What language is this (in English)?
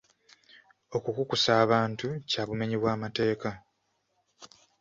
Ganda